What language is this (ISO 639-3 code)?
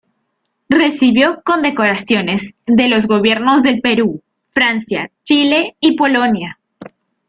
spa